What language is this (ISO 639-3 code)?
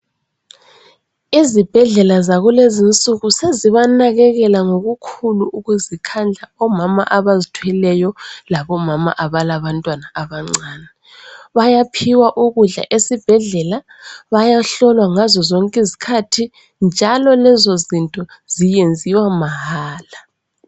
nde